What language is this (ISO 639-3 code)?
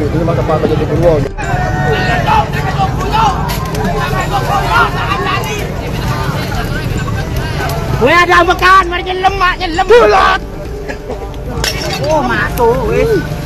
ind